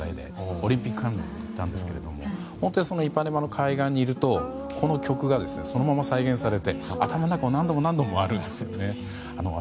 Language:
Japanese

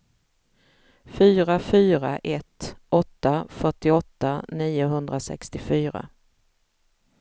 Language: Swedish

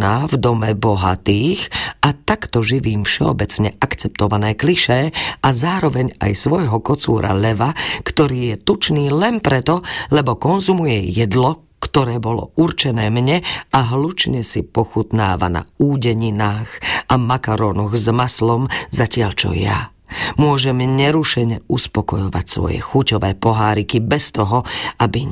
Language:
Slovak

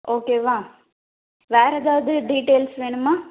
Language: Tamil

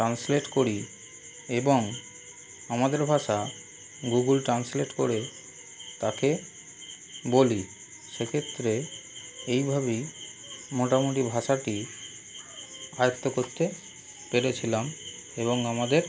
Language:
Bangla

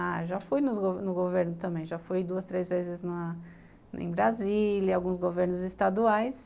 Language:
Portuguese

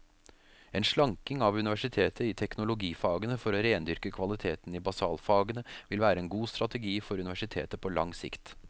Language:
Norwegian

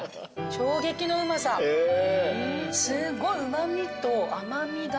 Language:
Japanese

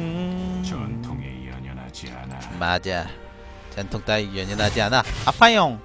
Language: Korean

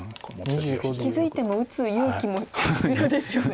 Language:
Japanese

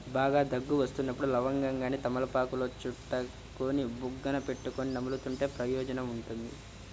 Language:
Telugu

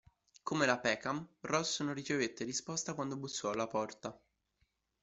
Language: Italian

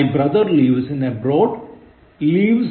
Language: Malayalam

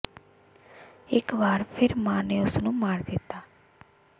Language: Punjabi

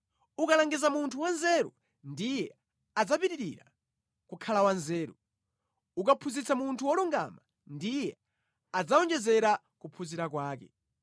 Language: Nyanja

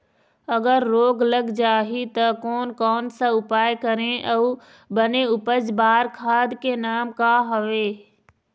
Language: Chhattisgarhi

